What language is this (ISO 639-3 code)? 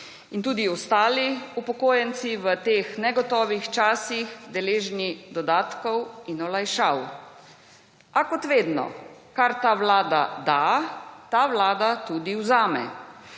slv